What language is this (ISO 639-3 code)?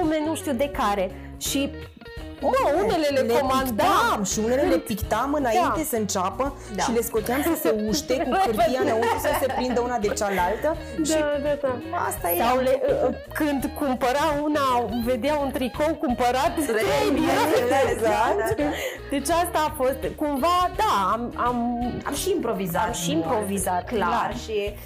ron